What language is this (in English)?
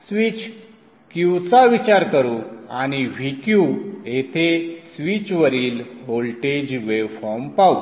Marathi